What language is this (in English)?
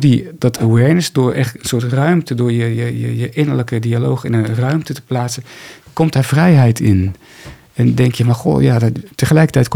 Dutch